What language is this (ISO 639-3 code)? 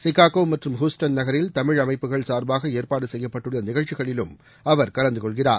tam